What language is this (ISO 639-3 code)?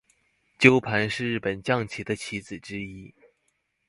zho